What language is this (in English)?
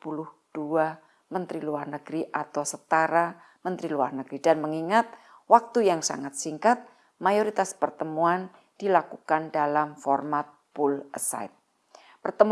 Indonesian